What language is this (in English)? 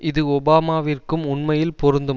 Tamil